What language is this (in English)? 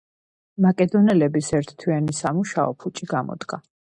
Georgian